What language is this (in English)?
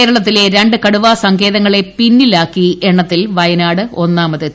Malayalam